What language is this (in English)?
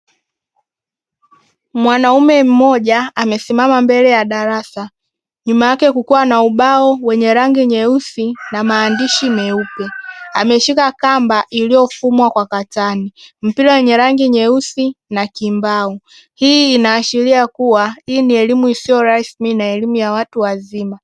Swahili